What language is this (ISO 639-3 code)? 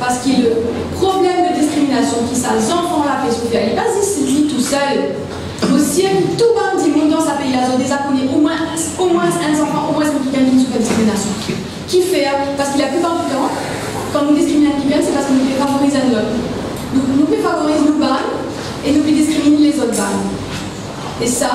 fra